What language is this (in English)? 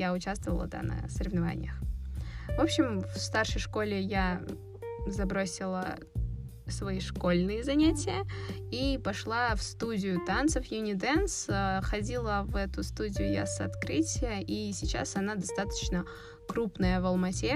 Russian